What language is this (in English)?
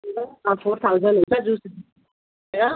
Nepali